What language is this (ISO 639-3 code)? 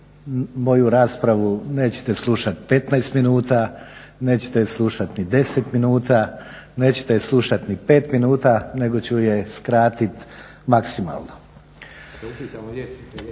hrv